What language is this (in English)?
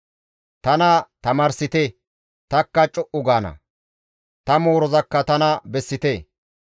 Gamo